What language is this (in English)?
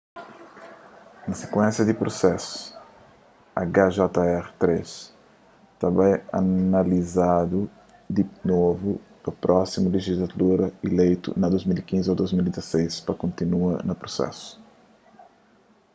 Kabuverdianu